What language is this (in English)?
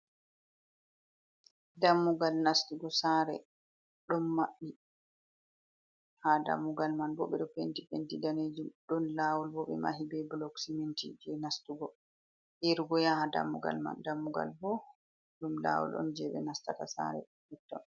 Fula